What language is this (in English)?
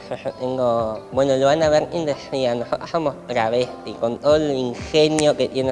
Spanish